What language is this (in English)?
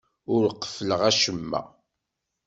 Kabyle